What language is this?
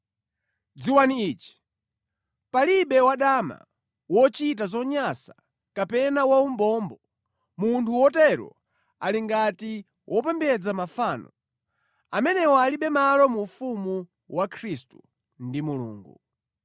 Nyanja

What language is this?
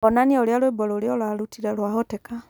Kikuyu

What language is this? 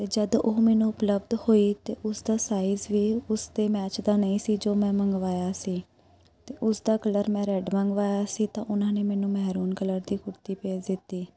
Punjabi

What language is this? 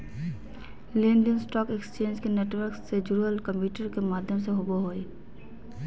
Magahi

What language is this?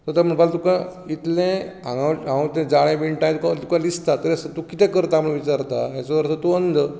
Konkani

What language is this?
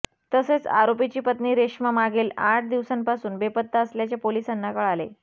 Marathi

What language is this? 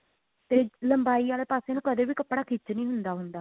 Punjabi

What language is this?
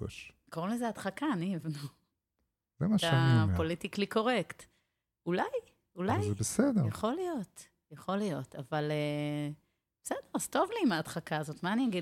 Hebrew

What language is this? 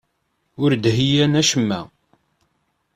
Kabyle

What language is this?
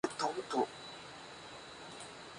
Spanish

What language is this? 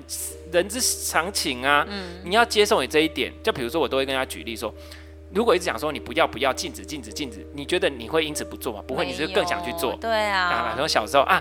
Chinese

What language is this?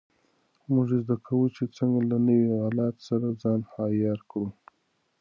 Pashto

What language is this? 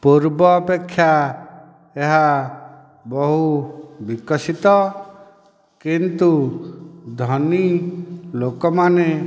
Odia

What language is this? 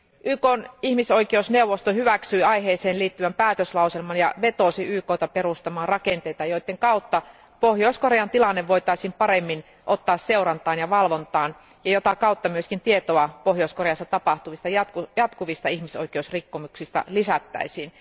Finnish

